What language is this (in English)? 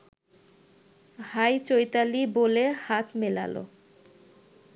Bangla